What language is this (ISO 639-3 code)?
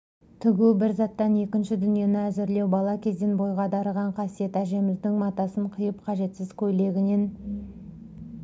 kaz